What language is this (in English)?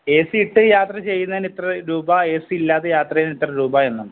Malayalam